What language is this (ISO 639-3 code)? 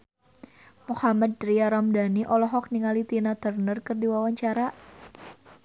sun